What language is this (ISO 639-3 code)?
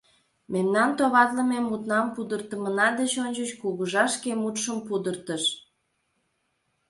chm